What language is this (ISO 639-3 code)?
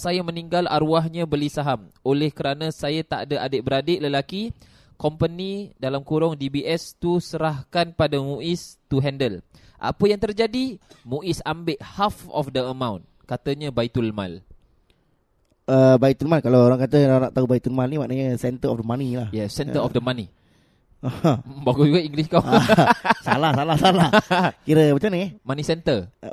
msa